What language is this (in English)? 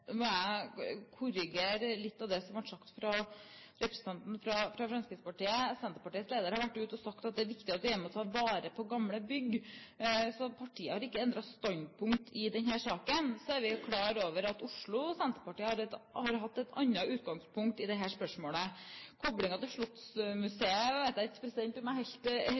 Norwegian Bokmål